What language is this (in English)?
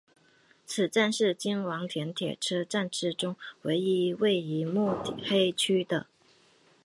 Chinese